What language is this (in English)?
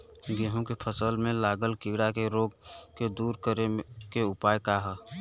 Bhojpuri